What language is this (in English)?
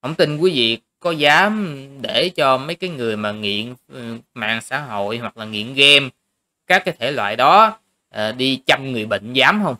Vietnamese